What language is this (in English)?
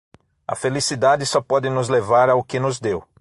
Portuguese